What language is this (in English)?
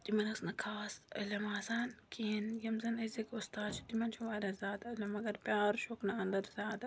Kashmiri